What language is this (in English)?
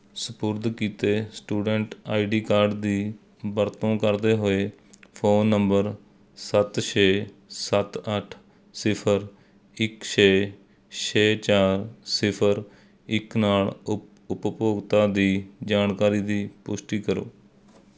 Punjabi